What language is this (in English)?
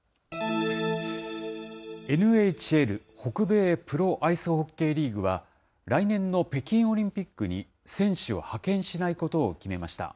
Japanese